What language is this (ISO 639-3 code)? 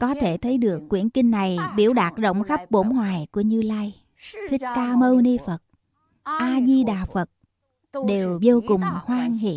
vie